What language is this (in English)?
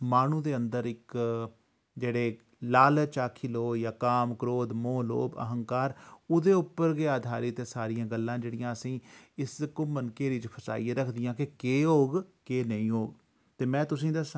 Dogri